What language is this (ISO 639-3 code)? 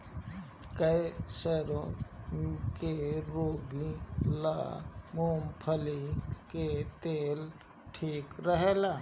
bho